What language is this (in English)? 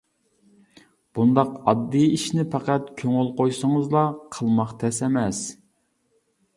Uyghur